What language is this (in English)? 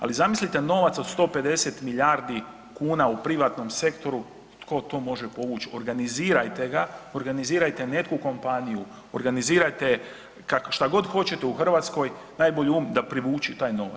Croatian